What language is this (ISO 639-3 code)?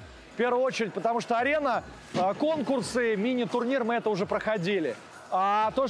rus